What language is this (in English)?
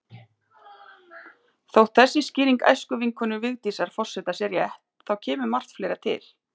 Icelandic